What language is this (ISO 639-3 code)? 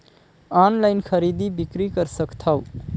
hne